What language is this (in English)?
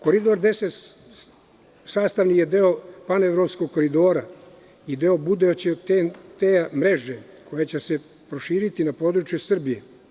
Serbian